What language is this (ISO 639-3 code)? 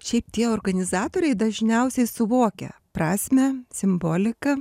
lit